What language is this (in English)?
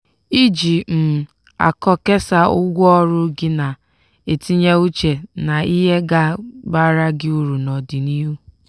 Igbo